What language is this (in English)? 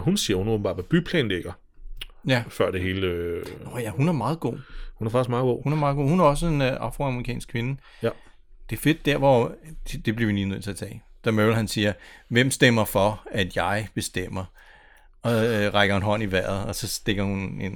Danish